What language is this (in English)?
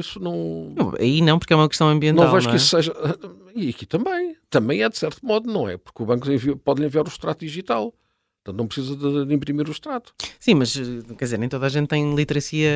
Portuguese